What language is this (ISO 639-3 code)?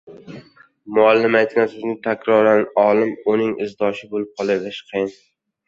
uzb